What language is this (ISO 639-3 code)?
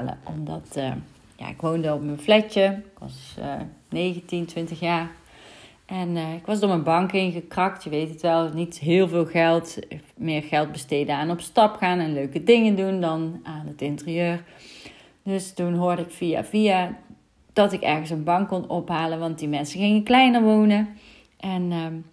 nld